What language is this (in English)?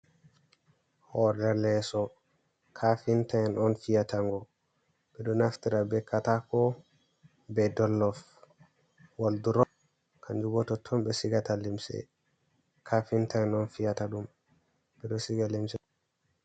Fula